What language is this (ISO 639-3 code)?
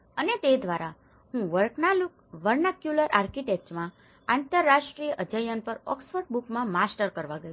guj